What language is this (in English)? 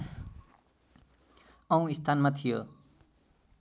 Nepali